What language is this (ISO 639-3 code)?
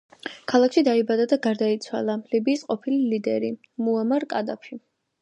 kat